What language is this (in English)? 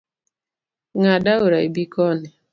Luo (Kenya and Tanzania)